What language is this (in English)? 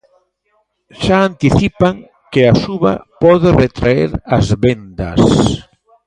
Galician